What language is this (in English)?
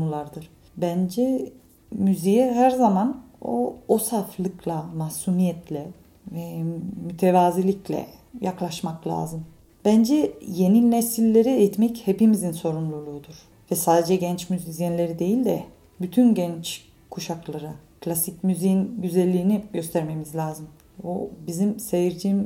Turkish